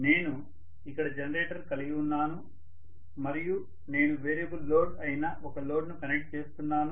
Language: Telugu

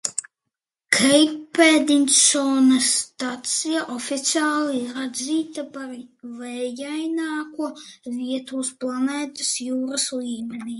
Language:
Latvian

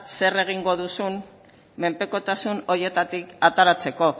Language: Basque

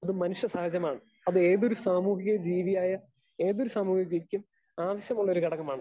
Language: Malayalam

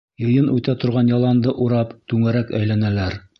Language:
Bashkir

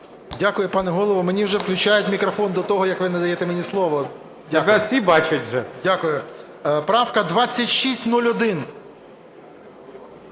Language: Ukrainian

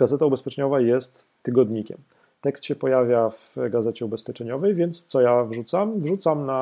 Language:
Polish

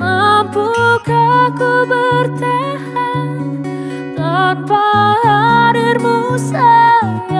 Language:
Indonesian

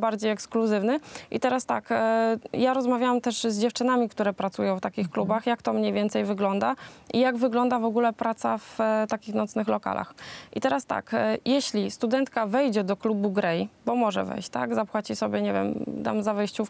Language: Polish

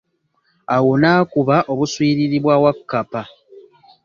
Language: Ganda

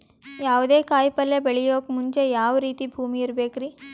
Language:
Kannada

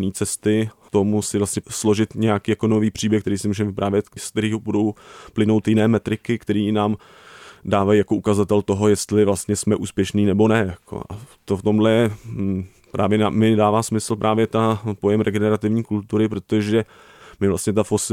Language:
Czech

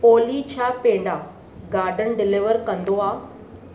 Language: Sindhi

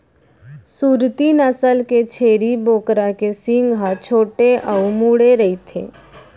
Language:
Chhattisgarhi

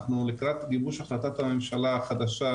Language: Hebrew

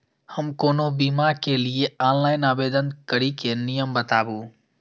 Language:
Maithili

